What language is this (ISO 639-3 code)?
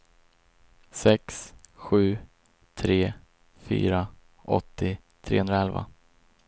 swe